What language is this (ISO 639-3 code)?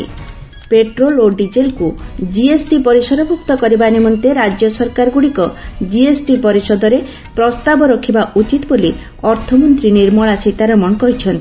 ori